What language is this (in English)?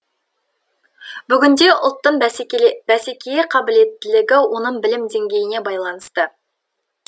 Kazakh